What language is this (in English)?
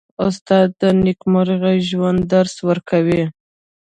Pashto